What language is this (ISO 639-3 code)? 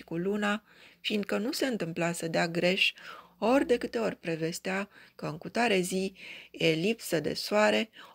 ron